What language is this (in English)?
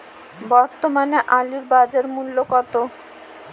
Bangla